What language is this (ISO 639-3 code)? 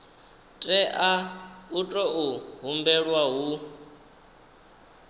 ven